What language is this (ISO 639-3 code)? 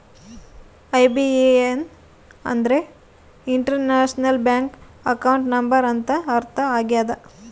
kan